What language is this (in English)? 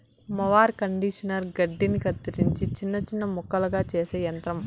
Telugu